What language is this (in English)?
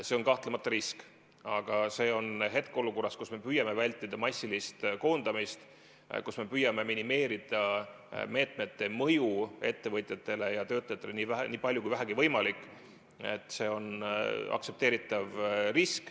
Estonian